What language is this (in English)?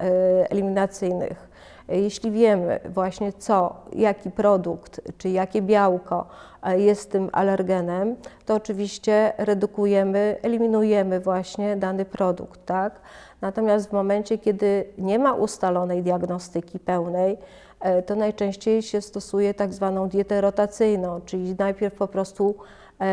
Polish